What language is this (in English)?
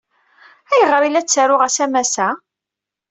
Kabyle